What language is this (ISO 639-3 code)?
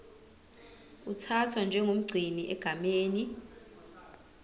zul